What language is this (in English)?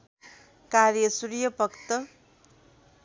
Nepali